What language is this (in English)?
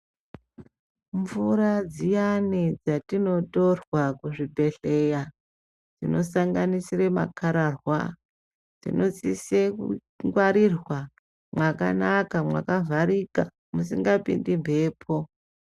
Ndau